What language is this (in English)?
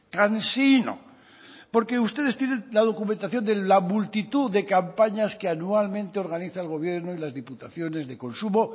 Spanish